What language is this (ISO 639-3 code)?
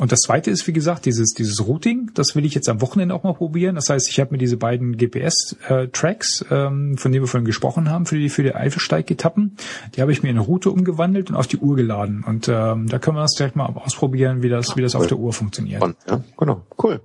deu